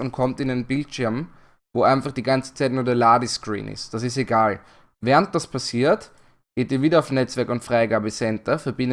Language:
German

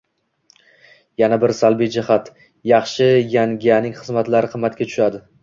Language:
Uzbek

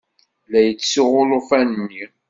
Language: Kabyle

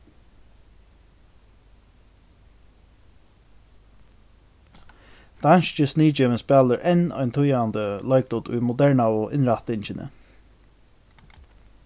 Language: Faroese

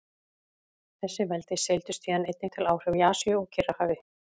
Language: Icelandic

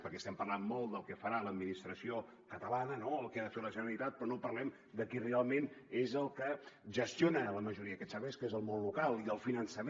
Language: Catalan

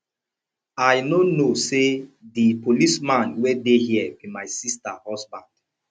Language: Nigerian Pidgin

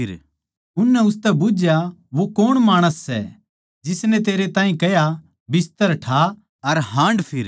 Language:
Haryanvi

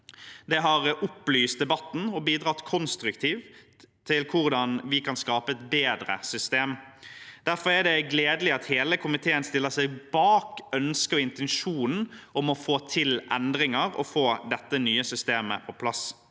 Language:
Norwegian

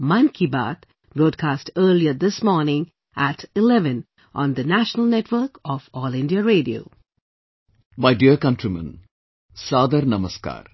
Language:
English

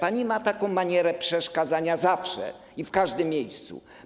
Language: Polish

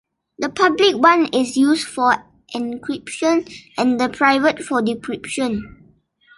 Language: English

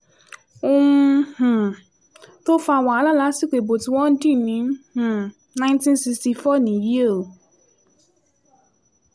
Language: Yoruba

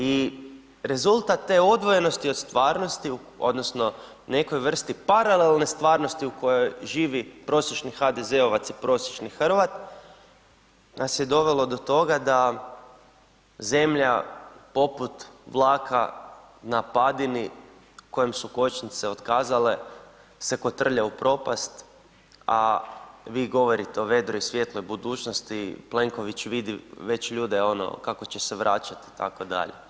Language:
Croatian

